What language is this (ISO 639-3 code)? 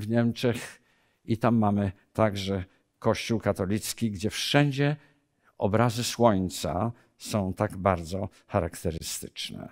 pol